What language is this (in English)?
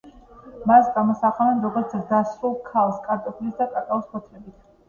Georgian